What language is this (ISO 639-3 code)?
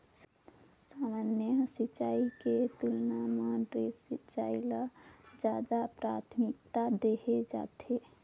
hne